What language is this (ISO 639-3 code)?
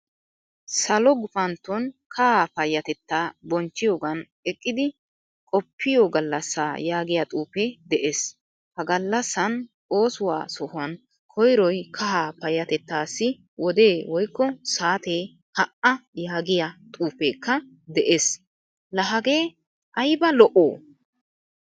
wal